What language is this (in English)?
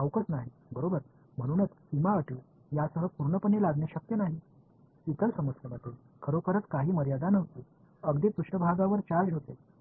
Tamil